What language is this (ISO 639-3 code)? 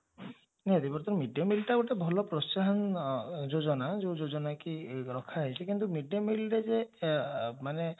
ori